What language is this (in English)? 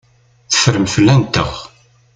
Kabyle